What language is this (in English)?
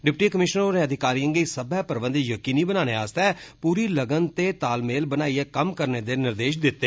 Dogri